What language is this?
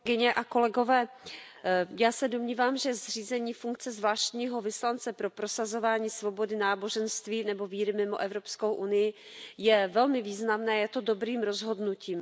Czech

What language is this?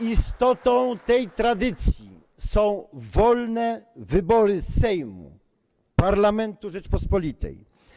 Polish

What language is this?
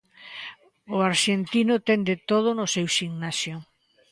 Galician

